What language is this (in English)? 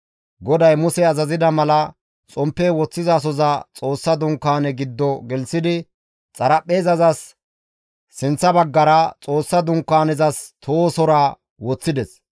Gamo